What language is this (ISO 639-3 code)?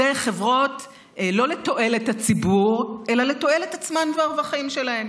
heb